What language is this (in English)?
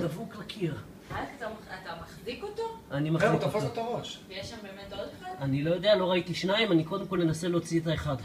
Hebrew